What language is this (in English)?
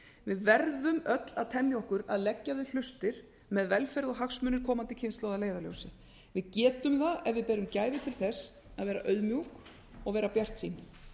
Icelandic